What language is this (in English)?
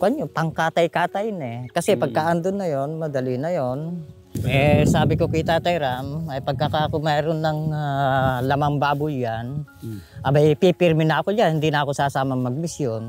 Filipino